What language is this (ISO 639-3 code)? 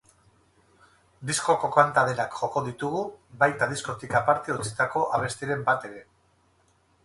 eus